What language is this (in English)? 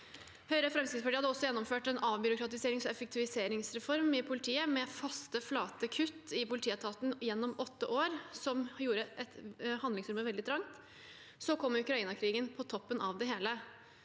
Norwegian